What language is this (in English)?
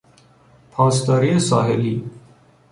Persian